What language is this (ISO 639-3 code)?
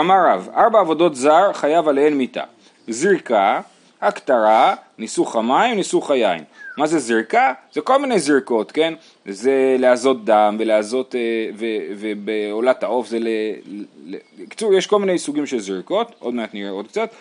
heb